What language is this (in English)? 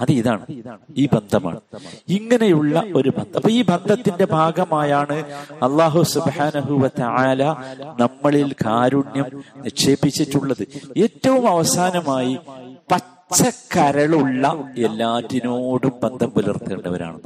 Malayalam